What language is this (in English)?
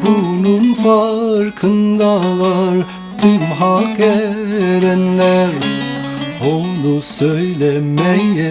Turkish